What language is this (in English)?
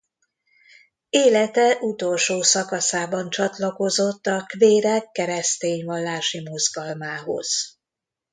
Hungarian